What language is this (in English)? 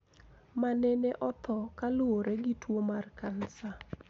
Luo (Kenya and Tanzania)